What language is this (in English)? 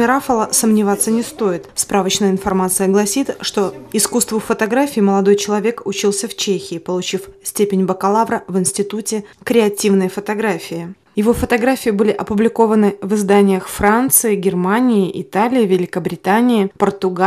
Russian